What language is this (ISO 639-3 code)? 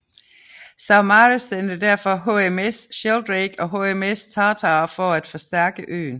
dan